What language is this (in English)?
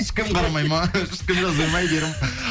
Kazakh